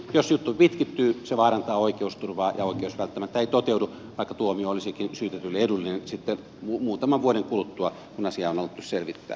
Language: Finnish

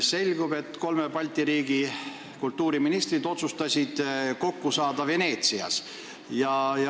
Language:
Estonian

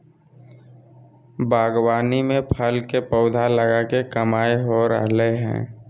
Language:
Magahi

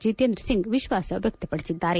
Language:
Kannada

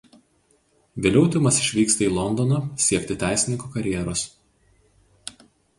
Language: Lithuanian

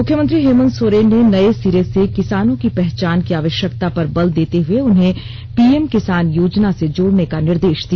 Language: Hindi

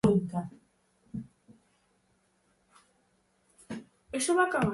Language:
Galician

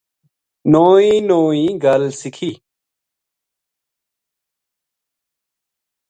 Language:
Gujari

